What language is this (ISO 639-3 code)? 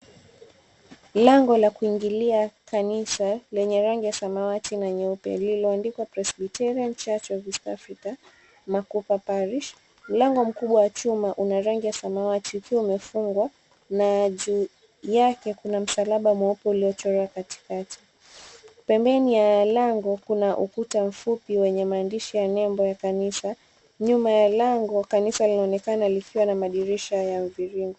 swa